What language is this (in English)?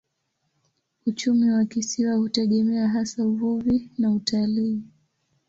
Swahili